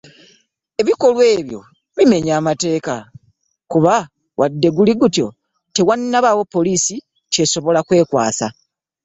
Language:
Ganda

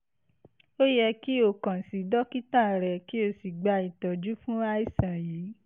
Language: Yoruba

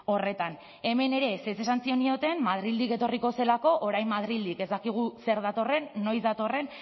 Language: Basque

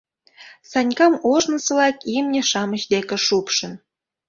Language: Mari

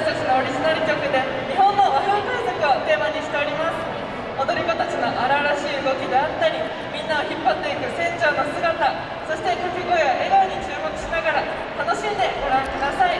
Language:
Japanese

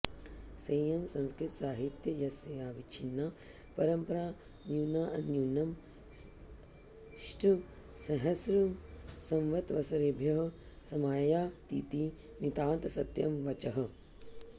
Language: Sanskrit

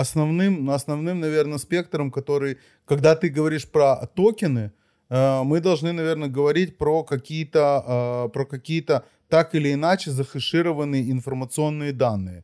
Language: Russian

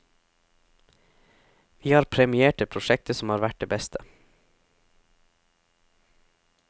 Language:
Norwegian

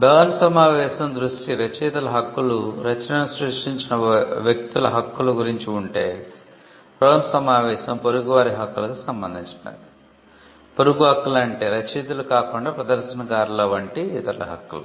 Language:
Telugu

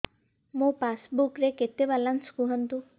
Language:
Odia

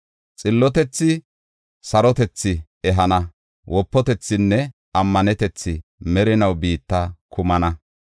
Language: Gofa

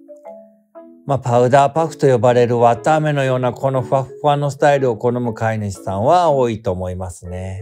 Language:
Japanese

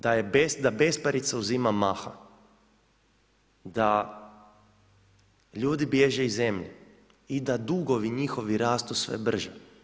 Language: Croatian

